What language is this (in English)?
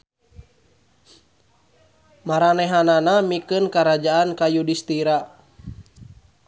Sundanese